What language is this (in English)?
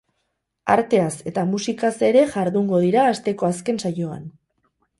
Basque